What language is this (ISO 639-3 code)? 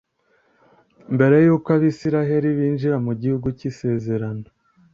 kin